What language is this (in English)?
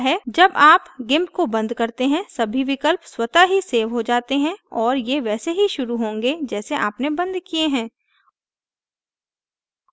Hindi